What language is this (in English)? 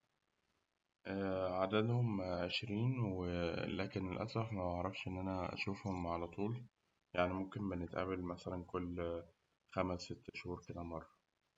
Egyptian Arabic